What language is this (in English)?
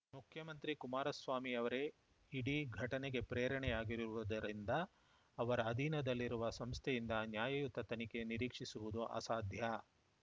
Kannada